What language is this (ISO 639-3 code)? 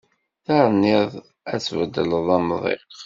kab